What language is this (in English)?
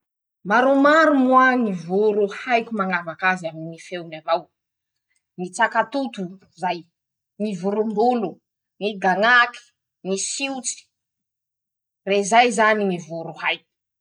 Masikoro Malagasy